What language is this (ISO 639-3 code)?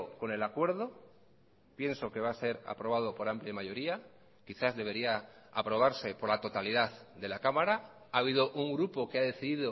spa